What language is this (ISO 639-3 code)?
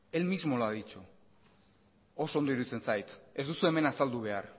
eus